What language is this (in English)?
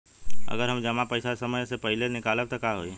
Bhojpuri